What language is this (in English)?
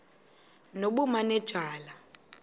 Xhosa